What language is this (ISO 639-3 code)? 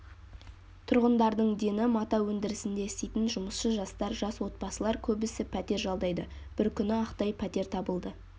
kaz